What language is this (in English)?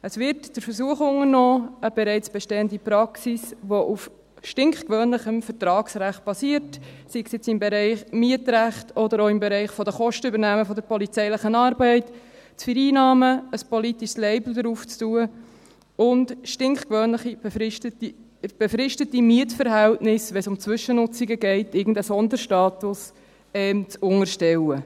Swiss German